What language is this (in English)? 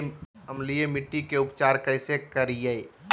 Magahi